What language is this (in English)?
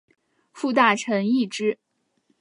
Chinese